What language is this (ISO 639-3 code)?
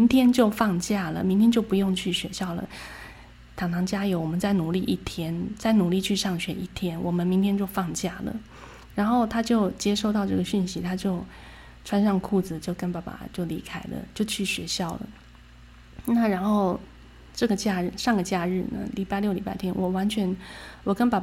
zho